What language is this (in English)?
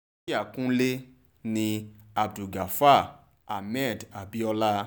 Yoruba